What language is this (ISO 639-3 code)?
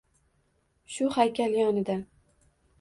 uzb